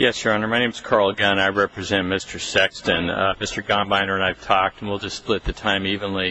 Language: English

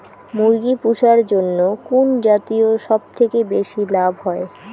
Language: Bangla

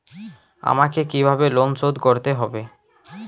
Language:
Bangla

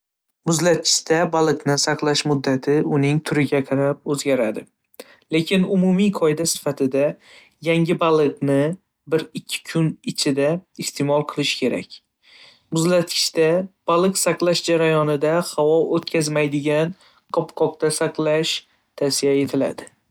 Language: Uzbek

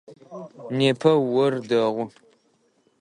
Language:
Adyghe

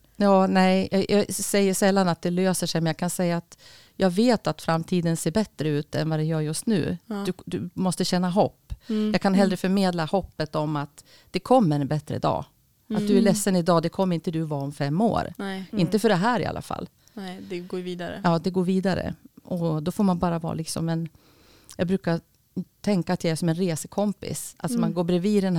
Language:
Swedish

